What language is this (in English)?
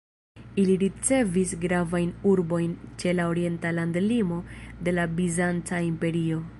Esperanto